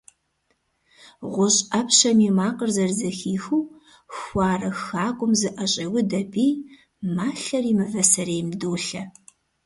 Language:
Kabardian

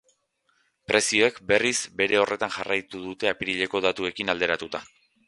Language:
Basque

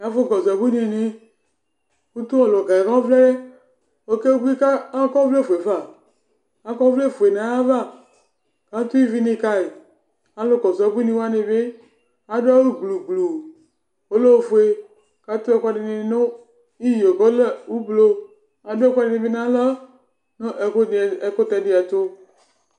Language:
Ikposo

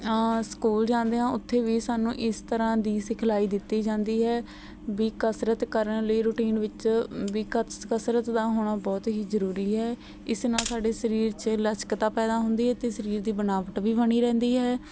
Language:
Punjabi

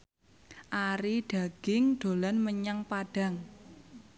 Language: Javanese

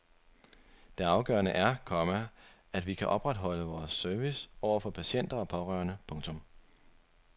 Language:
Danish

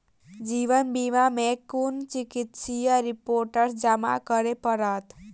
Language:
Maithili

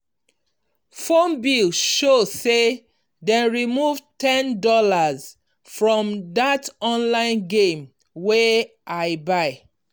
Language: Nigerian Pidgin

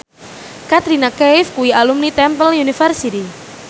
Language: Javanese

